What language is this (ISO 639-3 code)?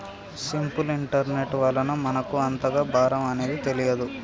tel